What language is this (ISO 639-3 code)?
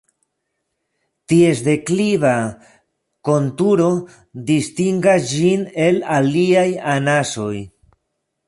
epo